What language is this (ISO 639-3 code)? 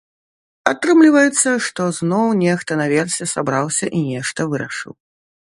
bel